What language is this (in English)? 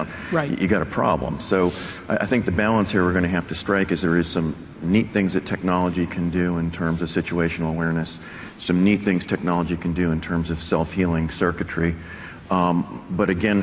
English